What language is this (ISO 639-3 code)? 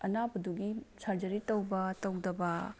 mni